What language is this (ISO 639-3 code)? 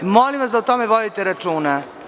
srp